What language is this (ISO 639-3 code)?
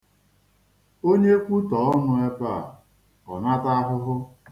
ibo